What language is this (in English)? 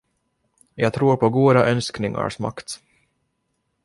Swedish